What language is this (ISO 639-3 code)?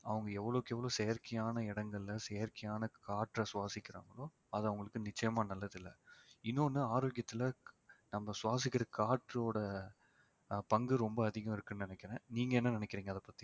tam